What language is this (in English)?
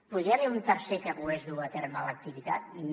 Catalan